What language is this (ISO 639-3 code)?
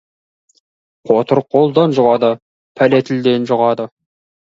kaz